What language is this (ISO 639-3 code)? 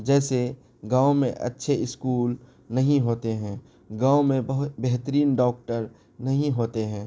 urd